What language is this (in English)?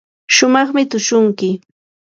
Yanahuanca Pasco Quechua